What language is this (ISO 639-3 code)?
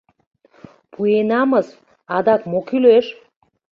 chm